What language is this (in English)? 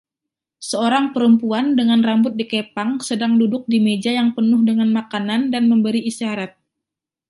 Indonesian